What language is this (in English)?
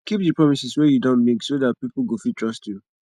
Nigerian Pidgin